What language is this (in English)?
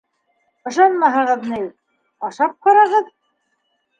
Bashkir